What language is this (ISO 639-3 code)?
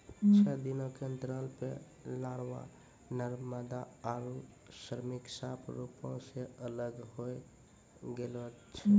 mai